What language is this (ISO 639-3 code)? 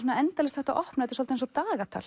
isl